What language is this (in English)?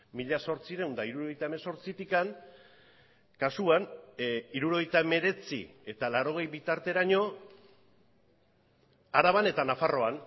Basque